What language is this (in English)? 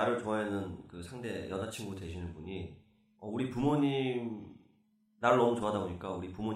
Korean